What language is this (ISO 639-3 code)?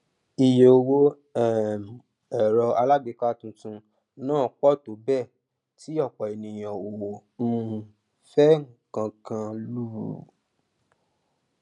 yor